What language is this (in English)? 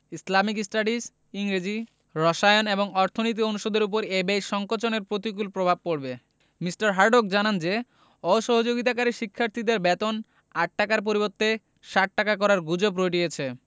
Bangla